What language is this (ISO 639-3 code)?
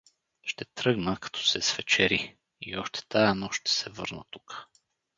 bul